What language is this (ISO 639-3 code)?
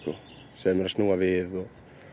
isl